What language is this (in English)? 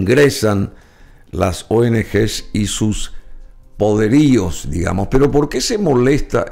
Spanish